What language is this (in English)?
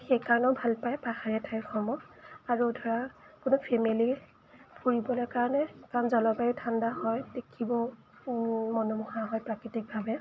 Assamese